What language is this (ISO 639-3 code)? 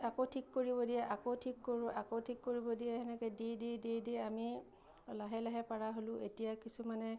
asm